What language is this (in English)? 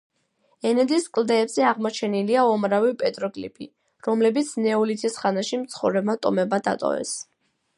Georgian